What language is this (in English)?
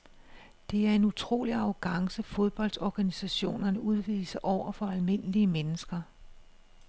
Danish